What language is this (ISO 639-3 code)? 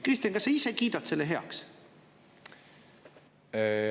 est